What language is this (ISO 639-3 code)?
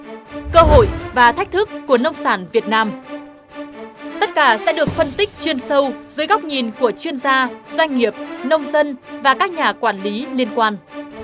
vie